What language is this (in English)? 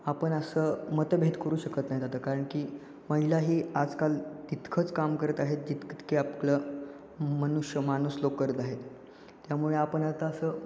Marathi